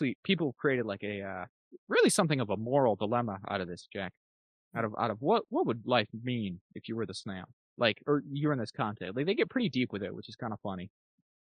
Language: English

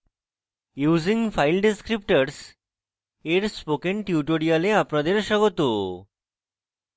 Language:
Bangla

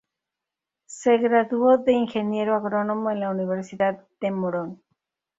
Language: Spanish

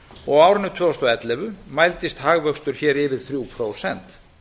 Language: Icelandic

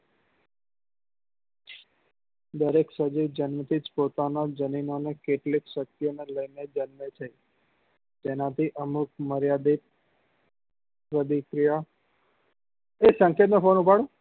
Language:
Gujarati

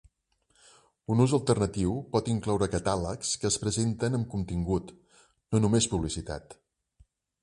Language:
Catalan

